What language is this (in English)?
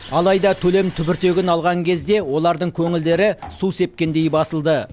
Kazakh